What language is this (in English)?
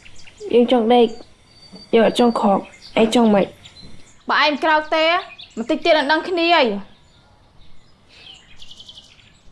Vietnamese